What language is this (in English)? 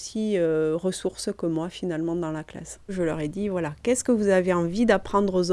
French